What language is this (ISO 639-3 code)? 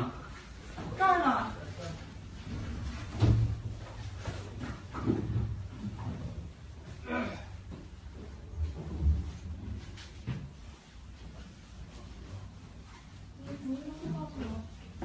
zho